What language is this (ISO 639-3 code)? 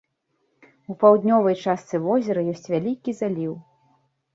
bel